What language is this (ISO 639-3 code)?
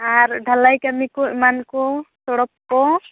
sat